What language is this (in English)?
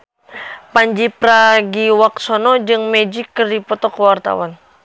Sundanese